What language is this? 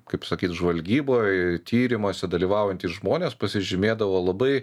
Lithuanian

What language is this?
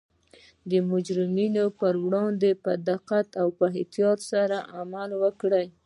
Pashto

